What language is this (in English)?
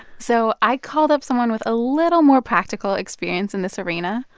English